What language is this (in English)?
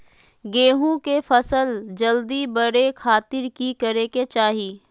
Magahi